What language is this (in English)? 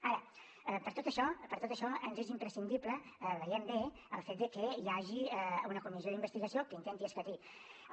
Catalan